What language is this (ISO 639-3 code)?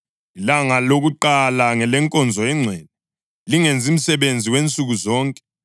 nde